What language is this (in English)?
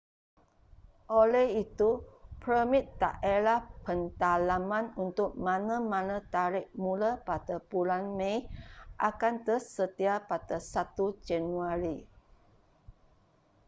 Malay